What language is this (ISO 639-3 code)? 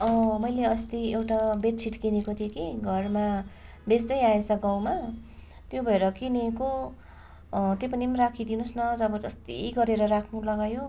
nep